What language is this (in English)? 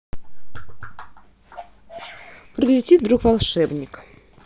Russian